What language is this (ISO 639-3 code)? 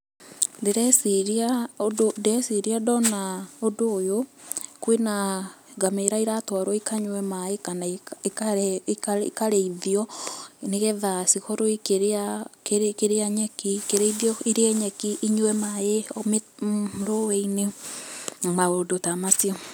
kik